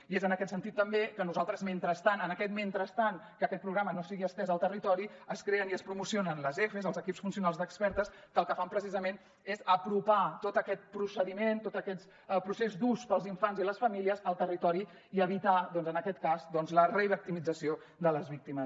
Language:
Catalan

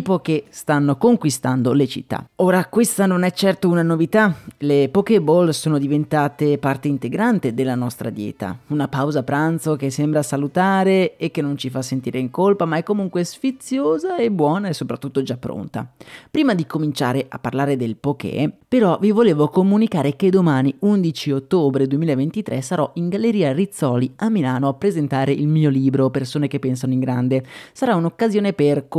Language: Italian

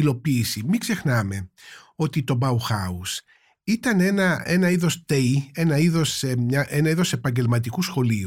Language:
Greek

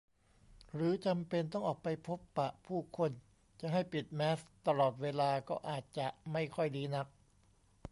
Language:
Thai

